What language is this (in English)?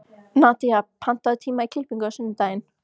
Icelandic